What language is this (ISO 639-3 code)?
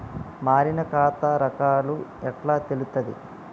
tel